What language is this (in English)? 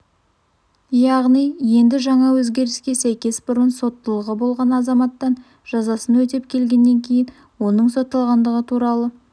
Kazakh